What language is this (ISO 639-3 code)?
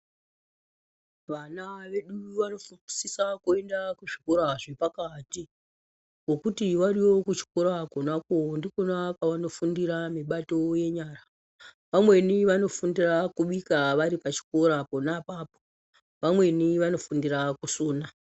ndc